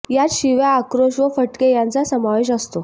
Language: Marathi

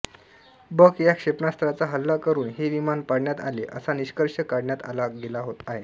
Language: Marathi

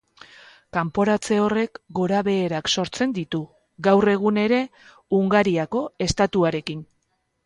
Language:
Basque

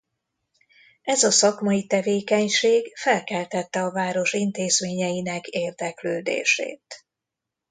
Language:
Hungarian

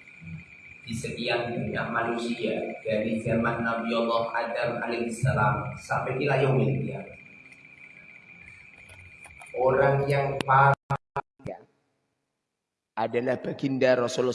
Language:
Indonesian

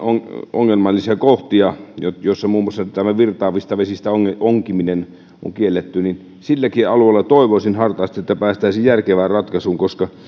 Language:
Finnish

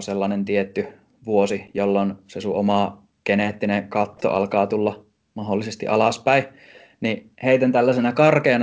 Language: Finnish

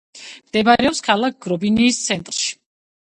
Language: Georgian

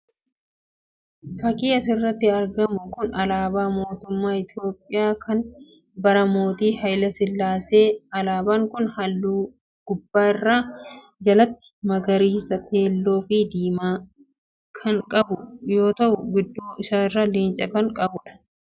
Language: Oromo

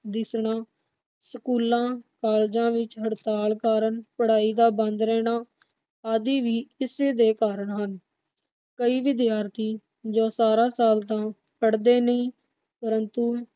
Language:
Punjabi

